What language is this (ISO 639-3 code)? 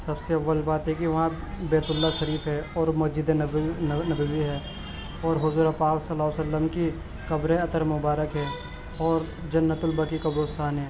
urd